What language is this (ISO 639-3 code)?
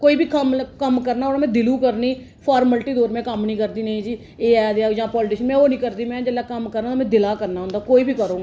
doi